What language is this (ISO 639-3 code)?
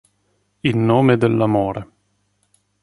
ita